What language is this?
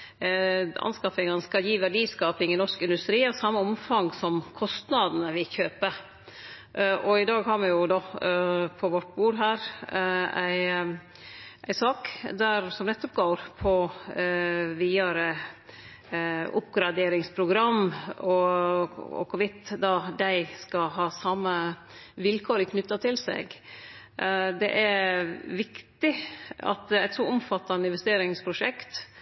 Norwegian Nynorsk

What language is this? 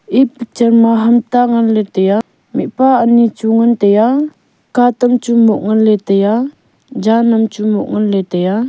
Wancho Naga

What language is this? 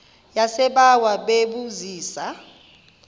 Xhosa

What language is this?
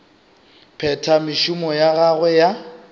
Northern Sotho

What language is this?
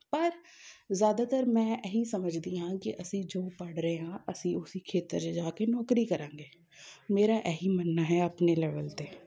Punjabi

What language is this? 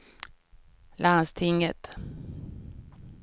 Swedish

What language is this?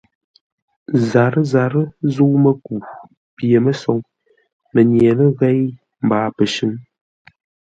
Ngombale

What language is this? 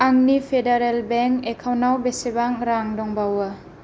Bodo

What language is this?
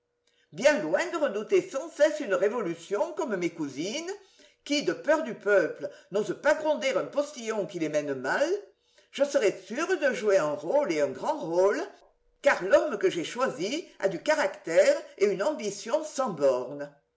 French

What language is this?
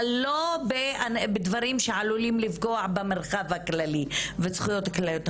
Hebrew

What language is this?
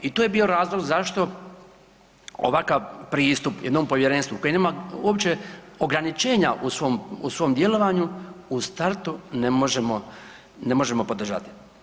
Croatian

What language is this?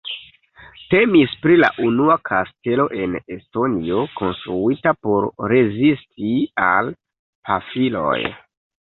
Esperanto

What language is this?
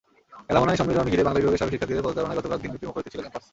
Bangla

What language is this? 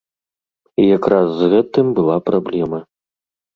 Belarusian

